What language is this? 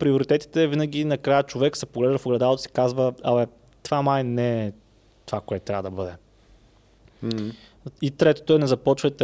Bulgarian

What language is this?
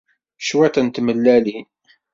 Kabyle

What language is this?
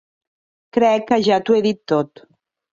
Catalan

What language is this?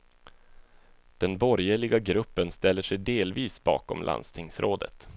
Swedish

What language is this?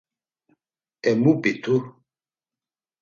Laz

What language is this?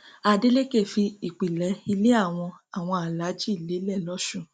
Yoruba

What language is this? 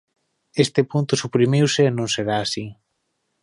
Galician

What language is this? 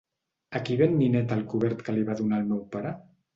Catalan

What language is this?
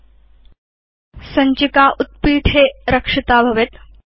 Sanskrit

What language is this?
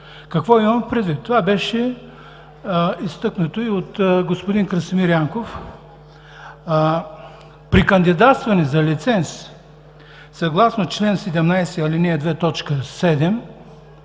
Bulgarian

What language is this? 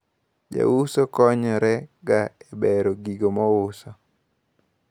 Luo (Kenya and Tanzania)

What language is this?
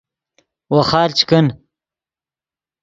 Yidgha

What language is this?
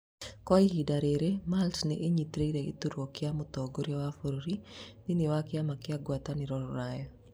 Kikuyu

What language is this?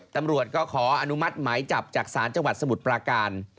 Thai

